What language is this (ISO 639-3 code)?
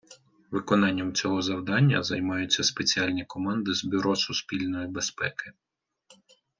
ukr